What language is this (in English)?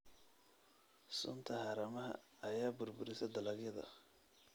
Somali